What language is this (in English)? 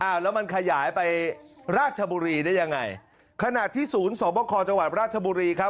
Thai